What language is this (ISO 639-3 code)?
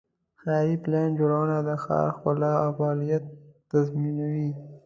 pus